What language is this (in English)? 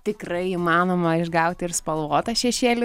Lithuanian